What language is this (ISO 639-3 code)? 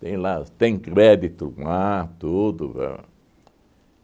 por